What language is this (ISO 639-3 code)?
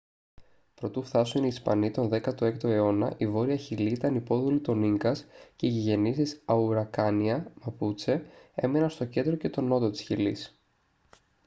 ell